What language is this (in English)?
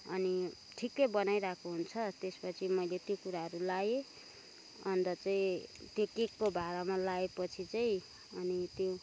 Nepali